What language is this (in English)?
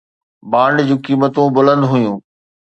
Sindhi